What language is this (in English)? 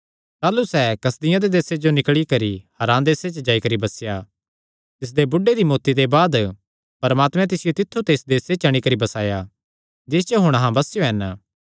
Kangri